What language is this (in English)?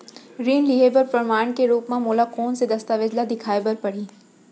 Chhattisgarhi